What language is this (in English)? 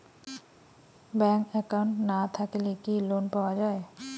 Bangla